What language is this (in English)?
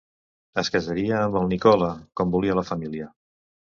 Catalan